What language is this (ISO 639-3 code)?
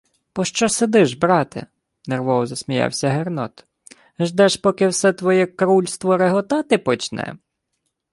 ukr